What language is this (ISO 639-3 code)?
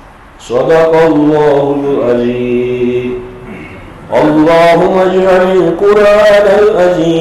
tur